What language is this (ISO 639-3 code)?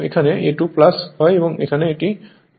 ben